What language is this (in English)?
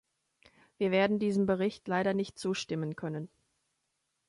German